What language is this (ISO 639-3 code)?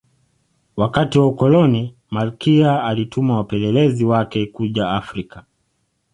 swa